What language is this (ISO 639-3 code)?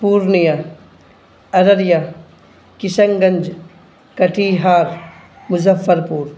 urd